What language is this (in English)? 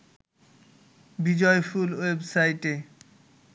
Bangla